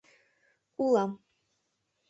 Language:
Mari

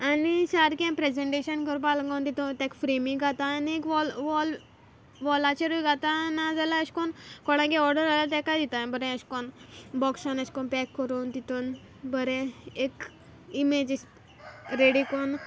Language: Konkani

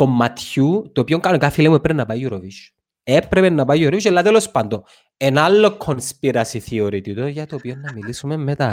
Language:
Greek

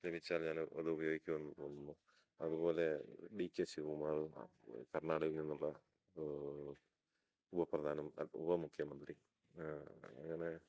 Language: Malayalam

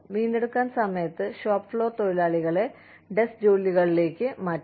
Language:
Malayalam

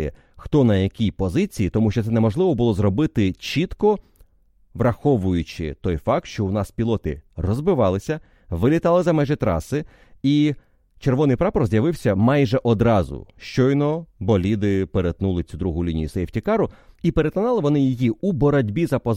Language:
Ukrainian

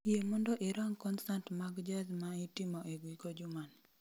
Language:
Luo (Kenya and Tanzania)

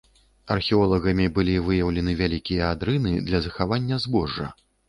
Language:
Belarusian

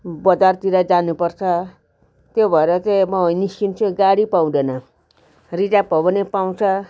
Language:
Nepali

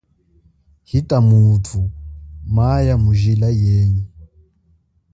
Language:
Chokwe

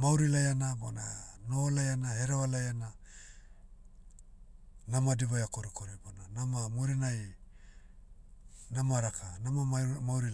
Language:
Motu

